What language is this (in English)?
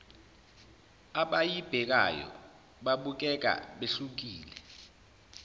Zulu